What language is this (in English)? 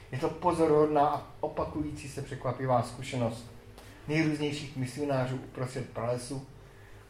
Czech